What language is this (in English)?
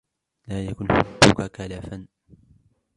Arabic